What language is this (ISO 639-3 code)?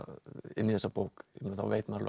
isl